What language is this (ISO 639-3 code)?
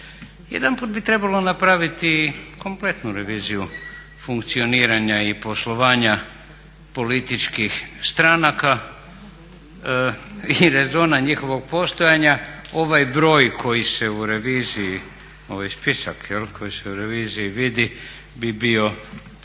hrv